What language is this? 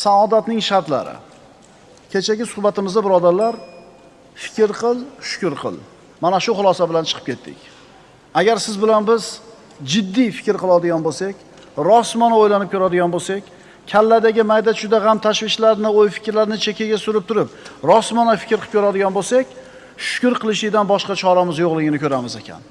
Uzbek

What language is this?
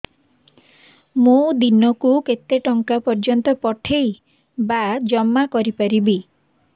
Odia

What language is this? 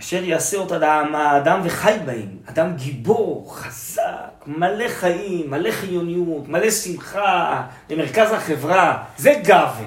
Hebrew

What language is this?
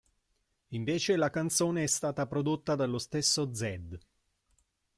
Italian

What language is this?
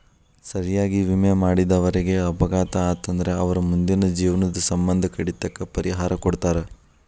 Kannada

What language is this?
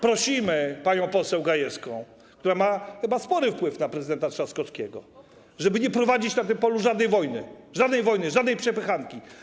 Polish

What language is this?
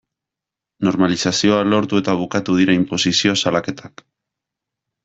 Basque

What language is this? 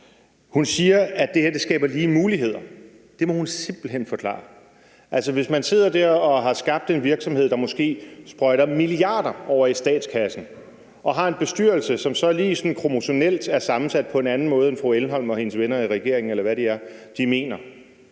Danish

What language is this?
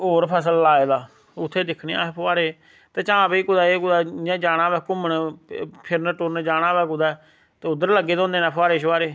Dogri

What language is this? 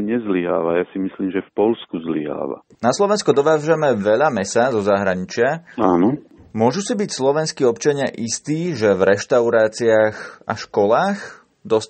Slovak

